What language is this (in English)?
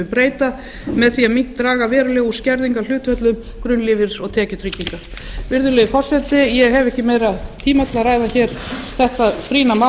Icelandic